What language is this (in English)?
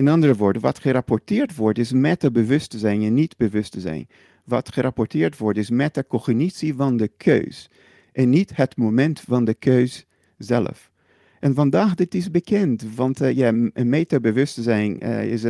Dutch